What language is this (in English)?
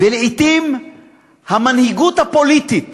Hebrew